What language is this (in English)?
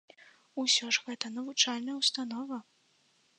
Belarusian